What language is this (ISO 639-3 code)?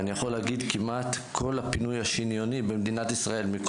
heb